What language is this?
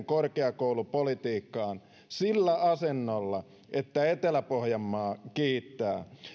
Finnish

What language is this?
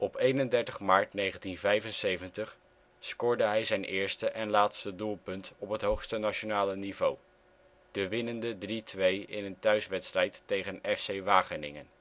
Dutch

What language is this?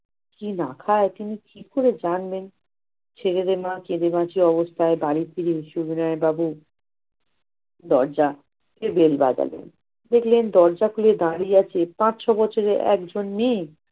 Bangla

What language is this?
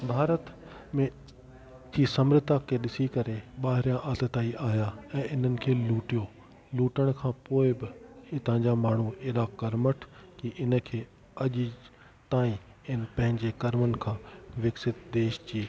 Sindhi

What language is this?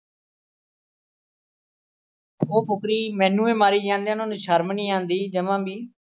Punjabi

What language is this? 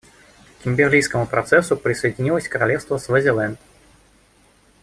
Russian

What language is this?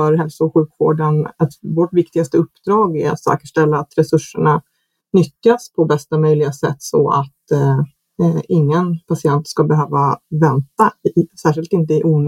Swedish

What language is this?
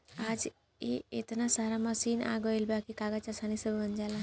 Bhojpuri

